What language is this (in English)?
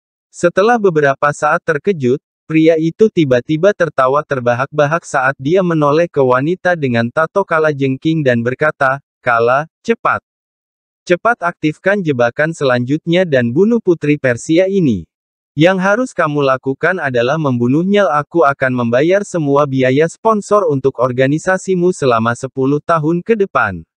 Indonesian